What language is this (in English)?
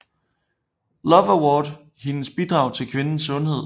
Danish